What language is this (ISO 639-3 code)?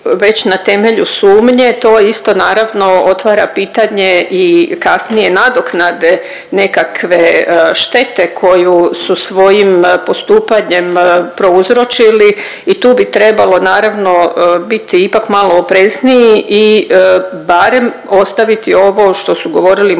hrv